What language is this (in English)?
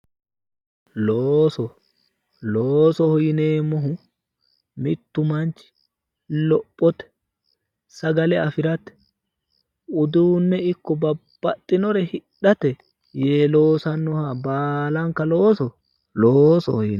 Sidamo